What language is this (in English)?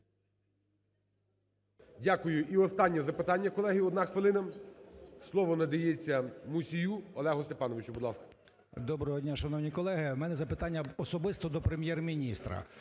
Ukrainian